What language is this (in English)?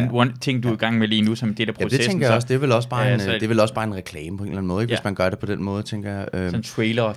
Danish